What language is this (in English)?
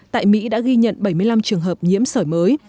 Vietnamese